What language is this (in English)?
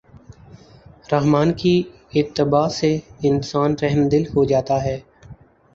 Urdu